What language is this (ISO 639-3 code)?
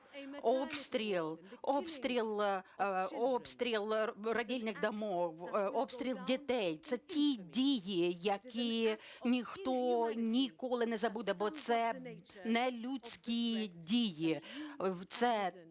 ukr